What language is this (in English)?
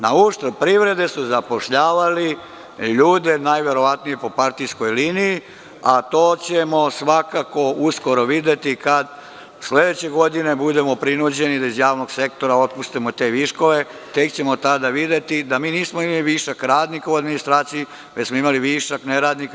Serbian